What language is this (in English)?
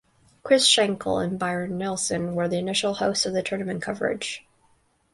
English